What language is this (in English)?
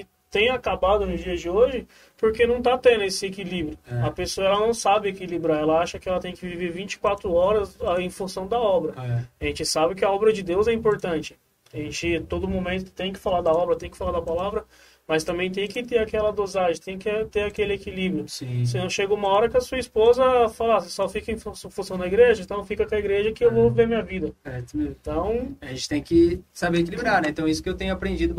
Portuguese